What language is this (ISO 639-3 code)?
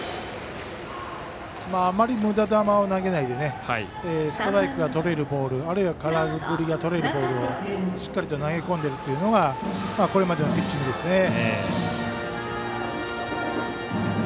jpn